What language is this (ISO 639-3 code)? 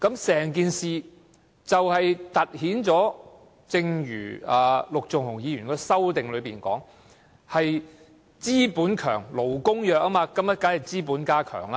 yue